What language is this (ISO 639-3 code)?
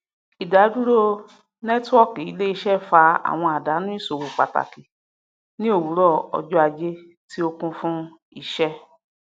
yor